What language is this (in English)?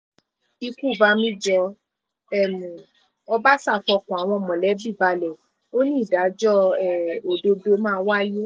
Yoruba